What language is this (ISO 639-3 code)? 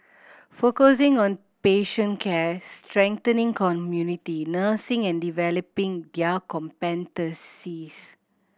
eng